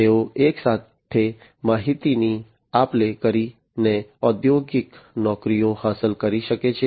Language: Gujarati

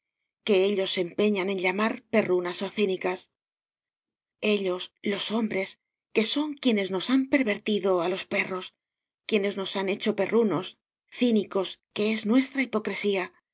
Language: Spanish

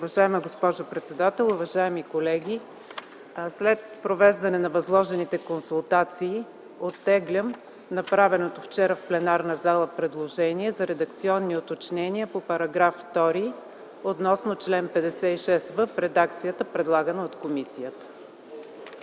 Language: Bulgarian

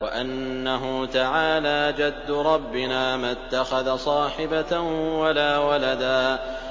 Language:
Arabic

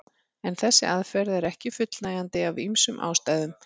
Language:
Icelandic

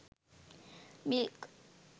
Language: Sinhala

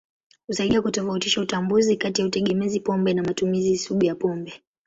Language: Swahili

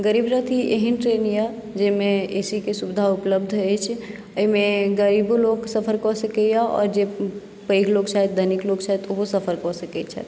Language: Maithili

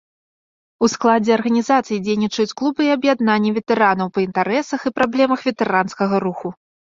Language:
Belarusian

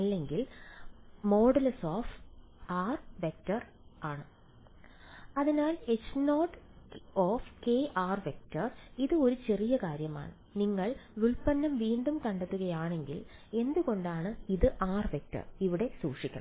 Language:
Malayalam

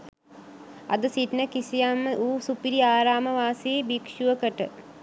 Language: Sinhala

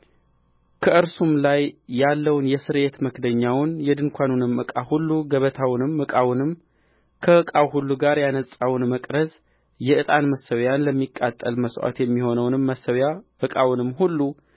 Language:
Amharic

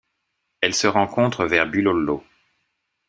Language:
French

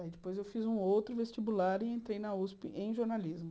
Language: Portuguese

